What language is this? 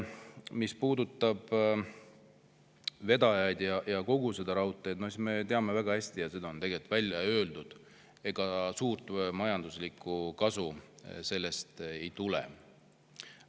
Estonian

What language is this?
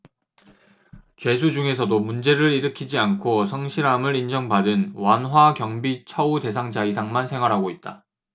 Korean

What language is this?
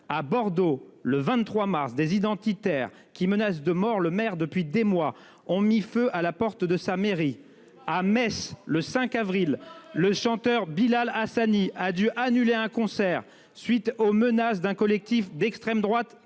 French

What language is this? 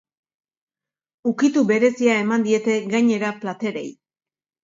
Basque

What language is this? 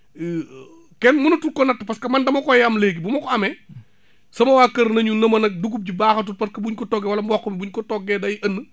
Wolof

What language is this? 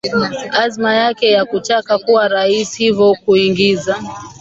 Swahili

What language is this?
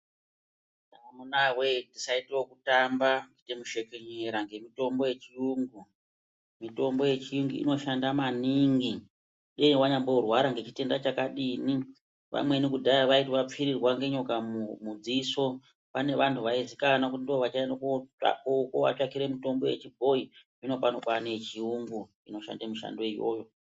Ndau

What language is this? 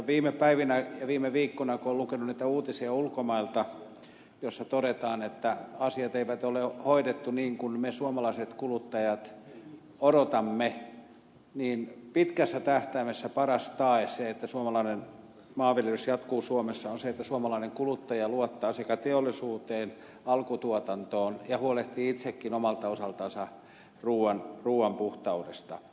Finnish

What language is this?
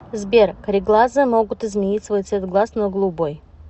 Russian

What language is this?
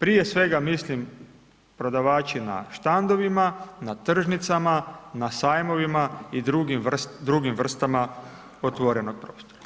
Croatian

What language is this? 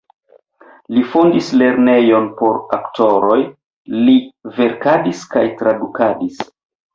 Esperanto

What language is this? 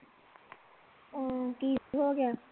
Punjabi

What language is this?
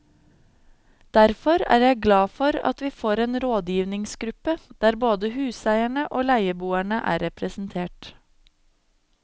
Norwegian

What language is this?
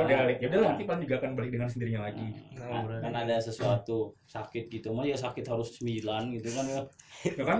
Indonesian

